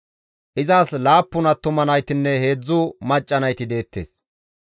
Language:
Gamo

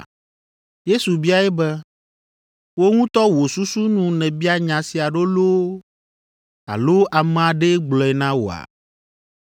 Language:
Ewe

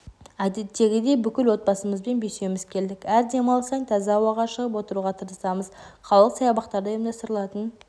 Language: Kazakh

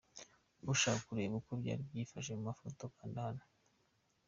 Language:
Kinyarwanda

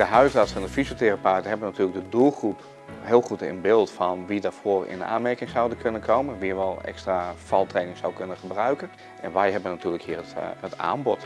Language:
Dutch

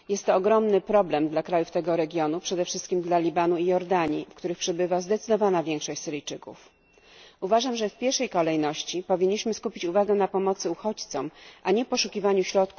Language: Polish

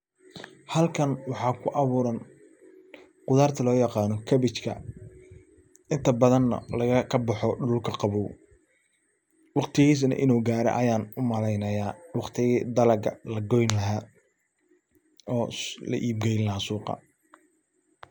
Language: Somali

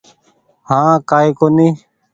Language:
Goaria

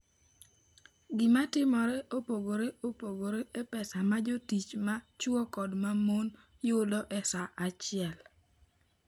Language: Luo (Kenya and Tanzania)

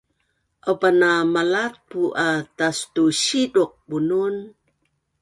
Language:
Bunun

